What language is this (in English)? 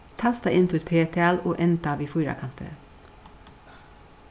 Faroese